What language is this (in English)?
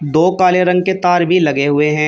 Hindi